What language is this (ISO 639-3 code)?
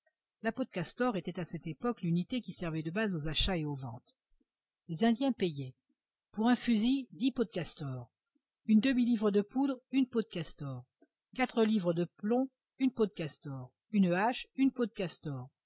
fra